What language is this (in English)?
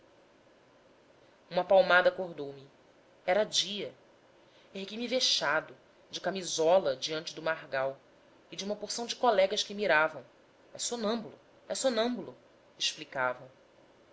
Portuguese